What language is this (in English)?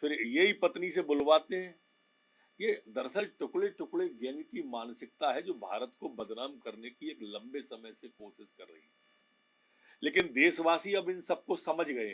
Hindi